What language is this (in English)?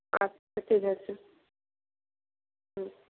Bangla